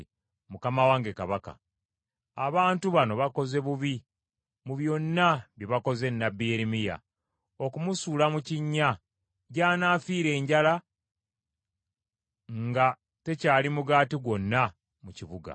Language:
Ganda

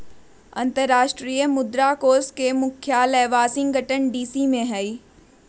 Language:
Magahi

